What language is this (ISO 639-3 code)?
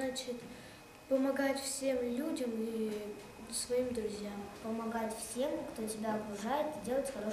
rus